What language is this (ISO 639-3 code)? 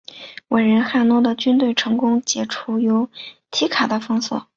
zho